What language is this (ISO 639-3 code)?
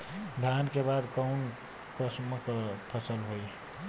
bho